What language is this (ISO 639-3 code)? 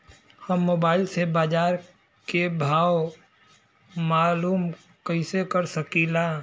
bho